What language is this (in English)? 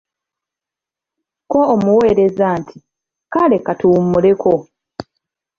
Ganda